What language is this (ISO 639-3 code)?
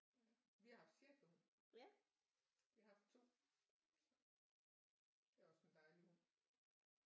dan